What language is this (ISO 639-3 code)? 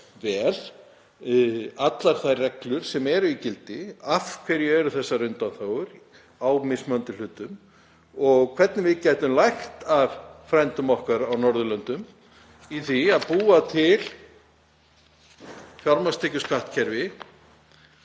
isl